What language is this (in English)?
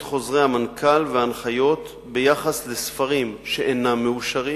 Hebrew